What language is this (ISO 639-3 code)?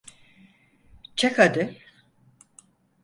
tur